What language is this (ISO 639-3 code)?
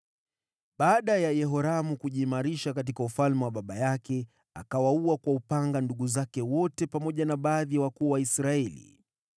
swa